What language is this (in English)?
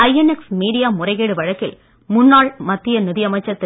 Tamil